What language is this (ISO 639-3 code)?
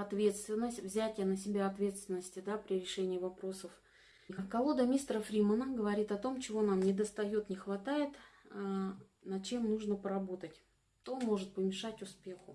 rus